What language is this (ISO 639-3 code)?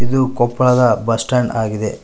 kan